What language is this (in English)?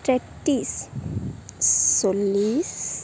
Assamese